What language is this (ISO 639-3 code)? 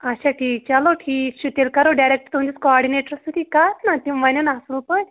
kas